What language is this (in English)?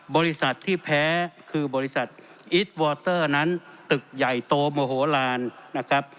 Thai